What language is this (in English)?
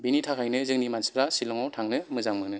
Bodo